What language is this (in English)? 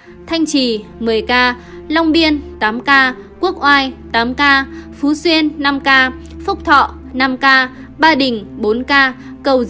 Vietnamese